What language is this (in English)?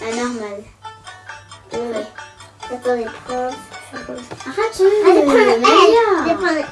French